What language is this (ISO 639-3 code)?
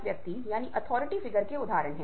hin